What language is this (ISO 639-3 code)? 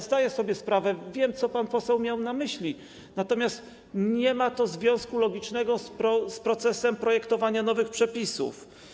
pol